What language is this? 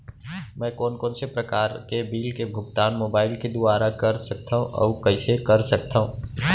Chhattisgarhi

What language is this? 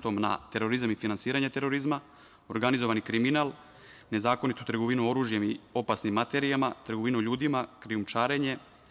Serbian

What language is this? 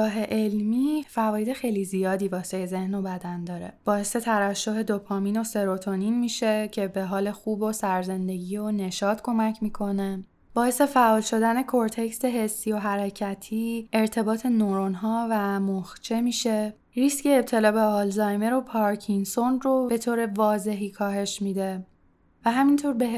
Persian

